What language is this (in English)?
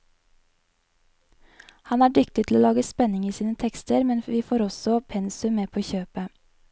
Norwegian